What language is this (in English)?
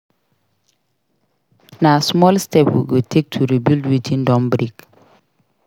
Nigerian Pidgin